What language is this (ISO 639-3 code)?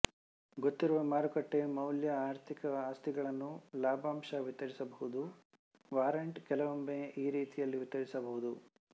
kan